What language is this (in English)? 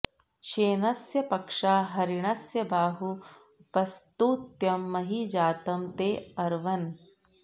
Sanskrit